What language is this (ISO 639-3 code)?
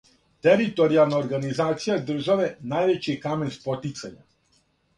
srp